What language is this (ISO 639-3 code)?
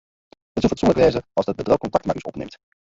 fry